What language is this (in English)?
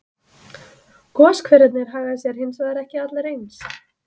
Icelandic